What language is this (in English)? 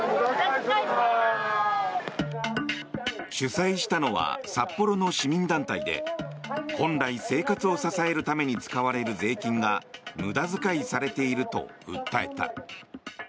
Japanese